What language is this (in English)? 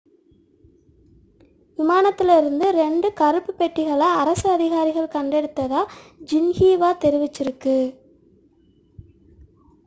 Tamil